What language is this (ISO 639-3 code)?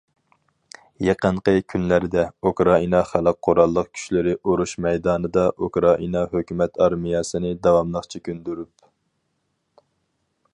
uig